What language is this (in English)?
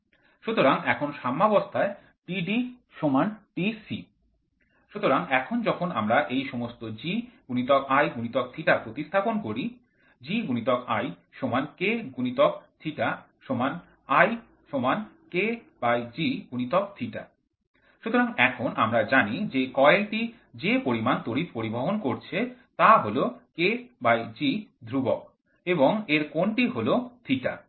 Bangla